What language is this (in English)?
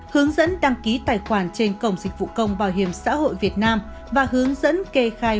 Vietnamese